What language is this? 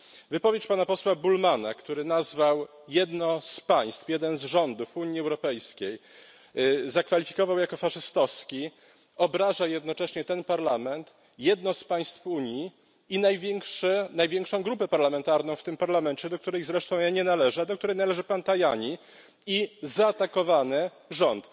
Polish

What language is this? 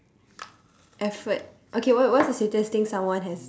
English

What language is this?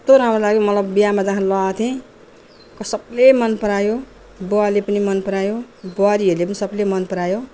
Nepali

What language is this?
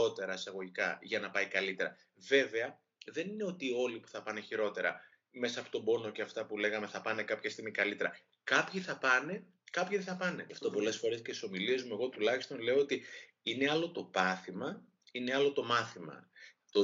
Greek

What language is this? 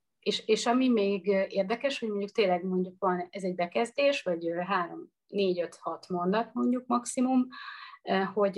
Hungarian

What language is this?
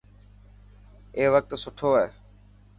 Dhatki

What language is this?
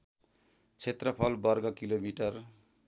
Nepali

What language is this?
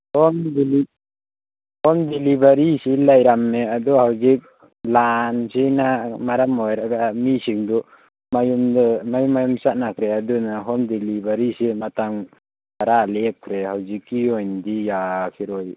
Manipuri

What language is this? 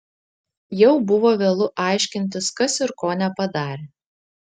Lithuanian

